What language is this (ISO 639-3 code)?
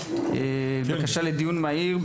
heb